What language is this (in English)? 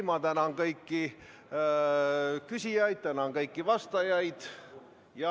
Estonian